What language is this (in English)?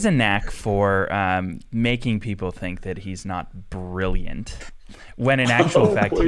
English